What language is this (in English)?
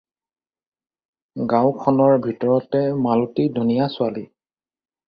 Assamese